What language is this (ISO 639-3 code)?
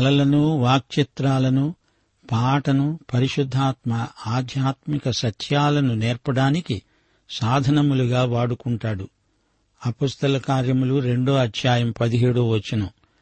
tel